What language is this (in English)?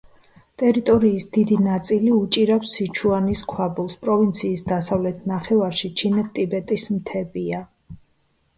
Georgian